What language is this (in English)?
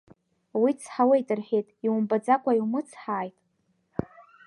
Abkhazian